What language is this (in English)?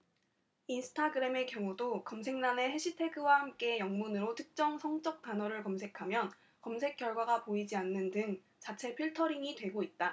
Korean